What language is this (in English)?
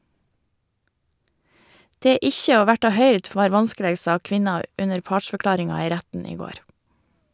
Norwegian